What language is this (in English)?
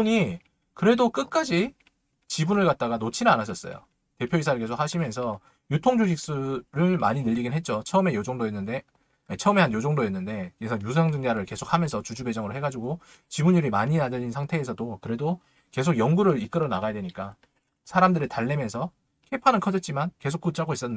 Korean